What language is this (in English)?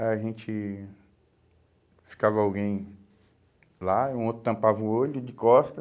Portuguese